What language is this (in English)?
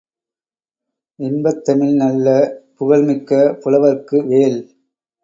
Tamil